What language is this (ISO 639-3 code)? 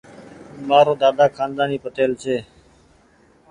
gig